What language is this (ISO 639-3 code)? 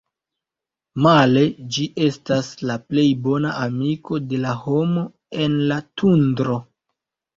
epo